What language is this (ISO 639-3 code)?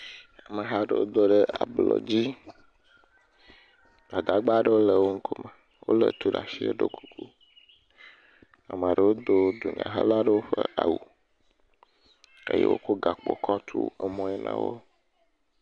ewe